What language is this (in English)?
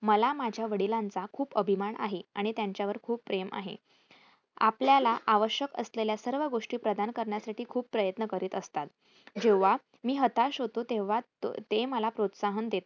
Marathi